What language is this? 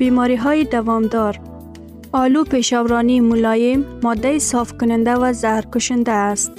Persian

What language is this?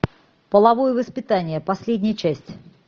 Russian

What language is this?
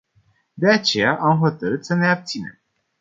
Romanian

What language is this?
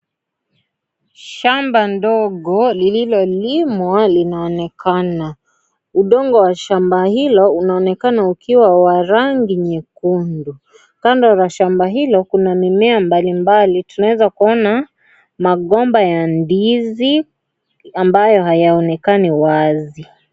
Swahili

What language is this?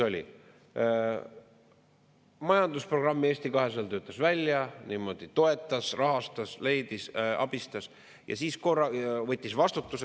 Estonian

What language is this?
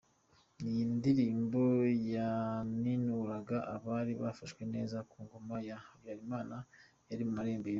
Kinyarwanda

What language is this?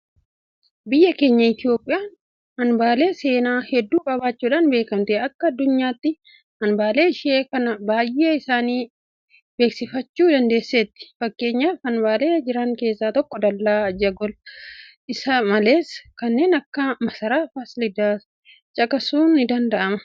Oromo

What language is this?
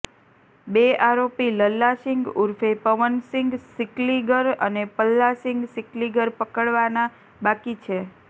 Gujarati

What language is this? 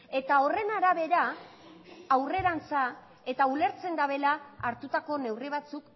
Basque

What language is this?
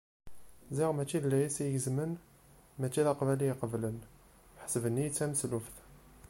Kabyle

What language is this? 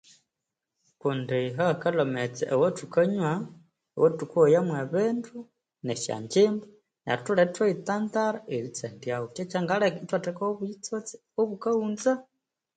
Konzo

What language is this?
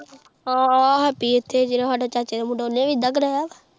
Punjabi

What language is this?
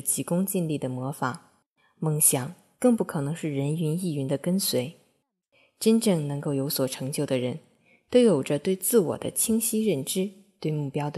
Chinese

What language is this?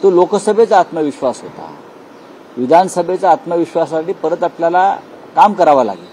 Marathi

